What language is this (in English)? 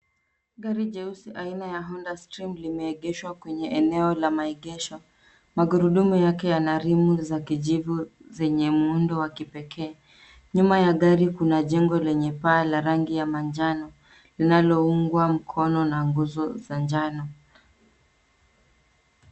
Swahili